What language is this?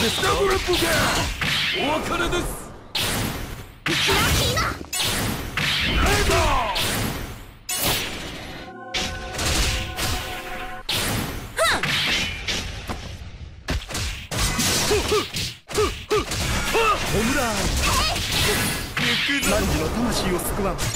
Japanese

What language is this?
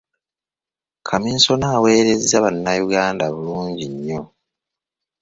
Ganda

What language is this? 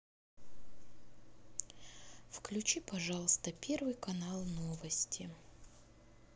Russian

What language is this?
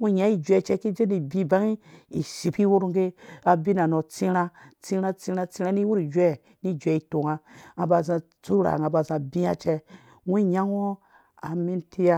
Dũya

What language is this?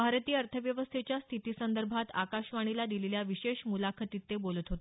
Marathi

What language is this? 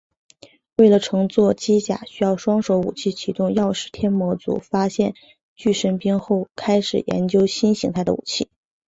Chinese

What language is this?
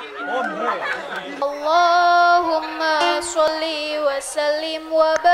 Indonesian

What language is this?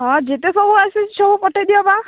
Odia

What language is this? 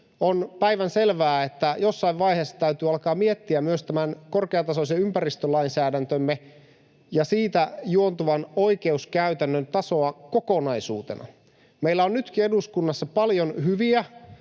Finnish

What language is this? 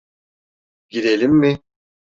Turkish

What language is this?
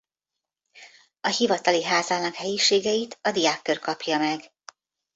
Hungarian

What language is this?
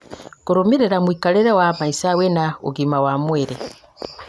Kikuyu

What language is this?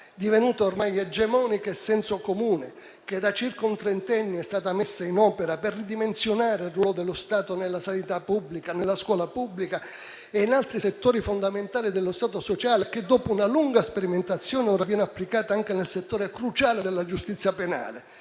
Italian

